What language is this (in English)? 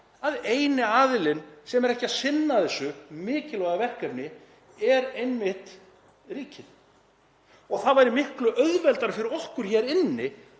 Icelandic